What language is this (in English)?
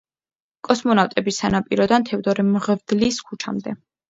Georgian